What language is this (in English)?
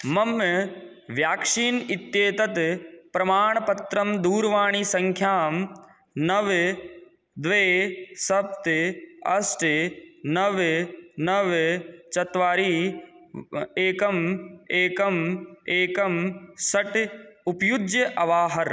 Sanskrit